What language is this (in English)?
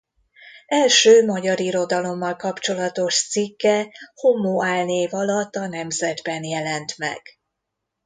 Hungarian